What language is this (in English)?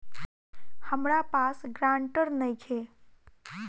Bhojpuri